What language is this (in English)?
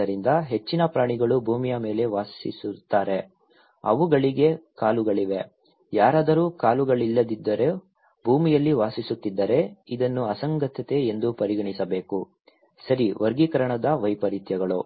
Kannada